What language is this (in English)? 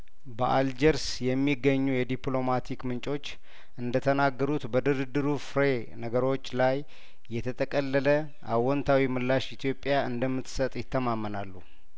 Amharic